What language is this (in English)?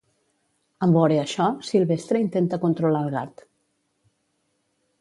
Catalan